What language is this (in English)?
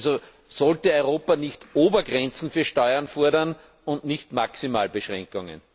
German